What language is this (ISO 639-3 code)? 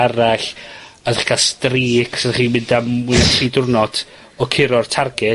cym